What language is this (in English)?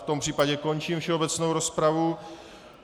Czech